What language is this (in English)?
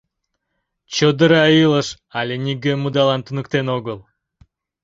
Mari